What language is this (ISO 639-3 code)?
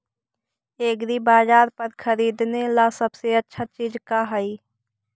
mag